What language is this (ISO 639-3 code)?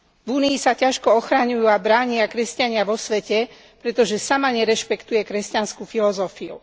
slk